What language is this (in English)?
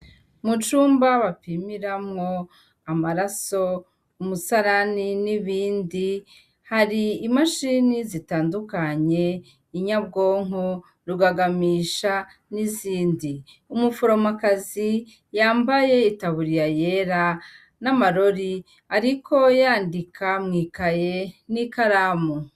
Rundi